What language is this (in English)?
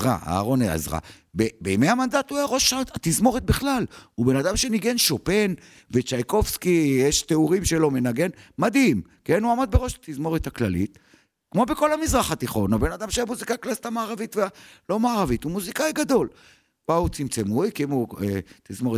Hebrew